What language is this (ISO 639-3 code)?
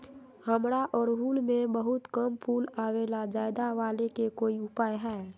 mag